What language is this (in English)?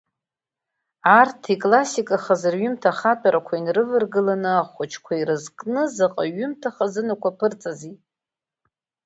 Abkhazian